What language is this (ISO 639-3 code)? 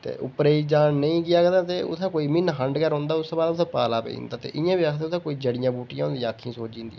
doi